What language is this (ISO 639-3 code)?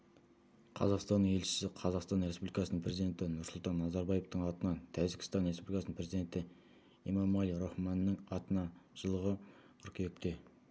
kaz